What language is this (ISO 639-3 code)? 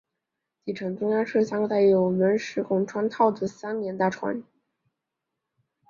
zho